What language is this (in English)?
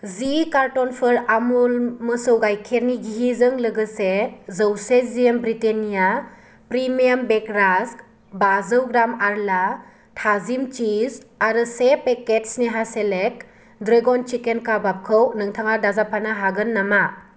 Bodo